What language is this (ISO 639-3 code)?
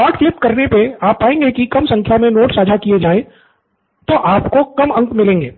hin